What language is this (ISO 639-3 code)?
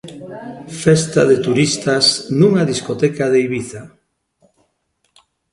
glg